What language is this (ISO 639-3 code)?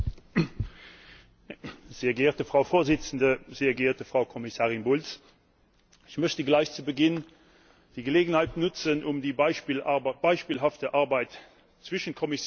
deu